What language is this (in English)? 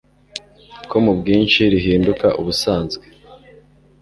Kinyarwanda